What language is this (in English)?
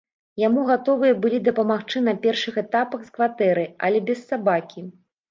Belarusian